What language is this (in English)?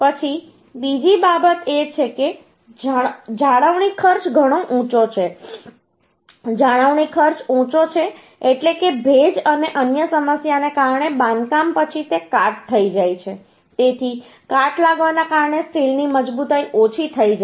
Gujarati